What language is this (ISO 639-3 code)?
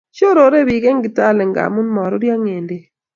kln